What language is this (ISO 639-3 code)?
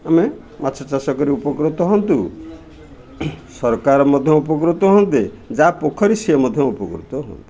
ori